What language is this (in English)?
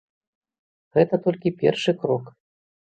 Belarusian